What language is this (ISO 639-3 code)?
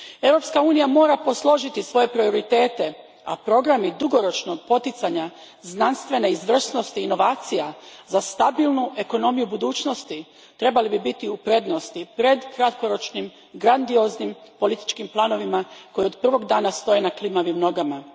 hrv